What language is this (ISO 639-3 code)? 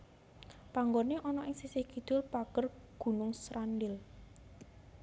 jav